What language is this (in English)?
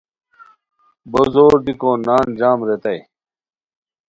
Khowar